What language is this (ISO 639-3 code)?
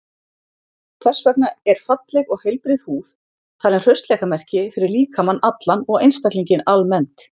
isl